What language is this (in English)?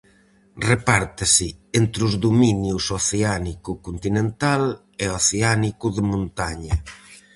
Galician